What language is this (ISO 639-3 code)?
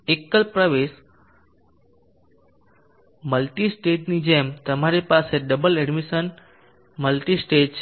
guj